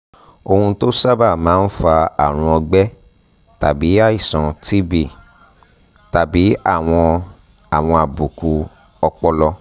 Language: Yoruba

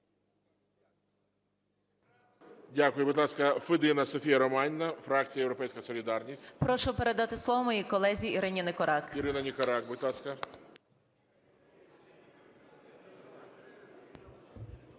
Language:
Ukrainian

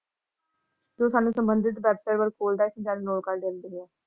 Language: Punjabi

